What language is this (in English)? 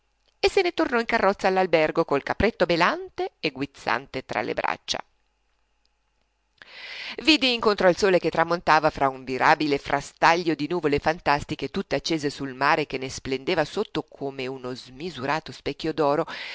Italian